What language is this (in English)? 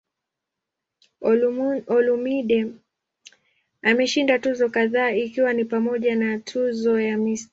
Swahili